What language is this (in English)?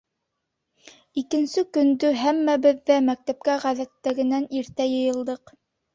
Bashkir